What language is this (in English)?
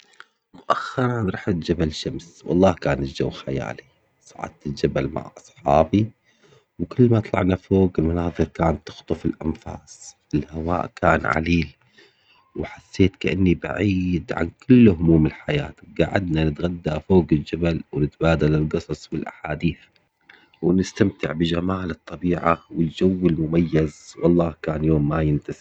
Omani Arabic